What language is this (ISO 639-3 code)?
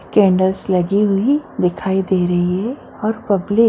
hin